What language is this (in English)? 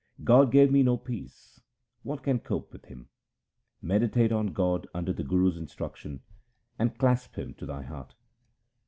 English